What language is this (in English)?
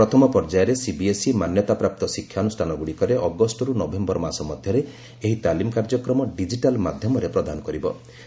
Odia